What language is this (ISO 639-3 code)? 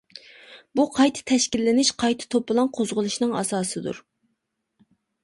uig